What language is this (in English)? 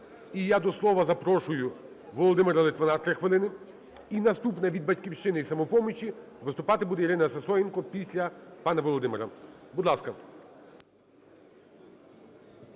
Ukrainian